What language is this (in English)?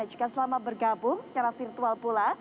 Indonesian